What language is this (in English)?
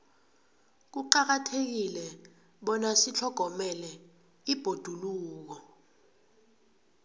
South Ndebele